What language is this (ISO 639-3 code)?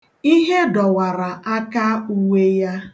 ibo